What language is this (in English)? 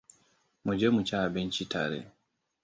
Hausa